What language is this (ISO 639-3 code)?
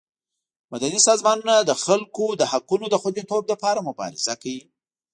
pus